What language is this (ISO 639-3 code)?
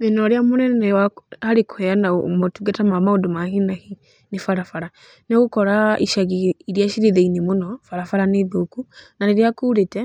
kik